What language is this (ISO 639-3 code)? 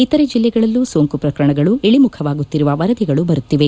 kan